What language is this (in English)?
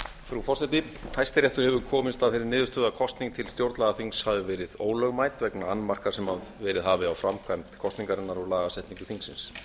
Icelandic